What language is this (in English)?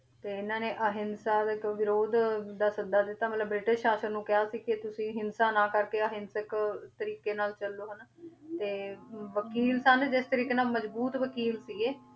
Punjabi